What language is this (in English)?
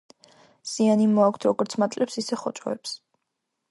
Georgian